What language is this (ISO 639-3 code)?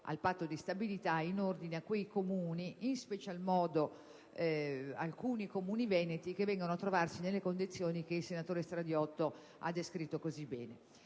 ita